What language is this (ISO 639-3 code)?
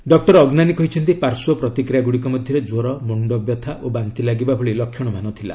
ori